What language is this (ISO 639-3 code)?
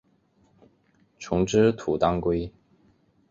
zho